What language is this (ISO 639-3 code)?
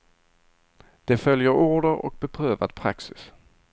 swe